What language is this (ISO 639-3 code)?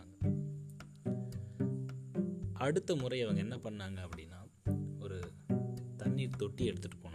tam